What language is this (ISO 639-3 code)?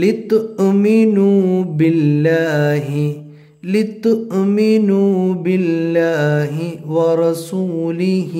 ara